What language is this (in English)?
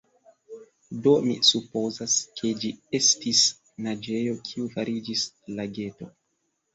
Esperanto